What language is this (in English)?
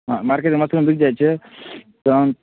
Maithili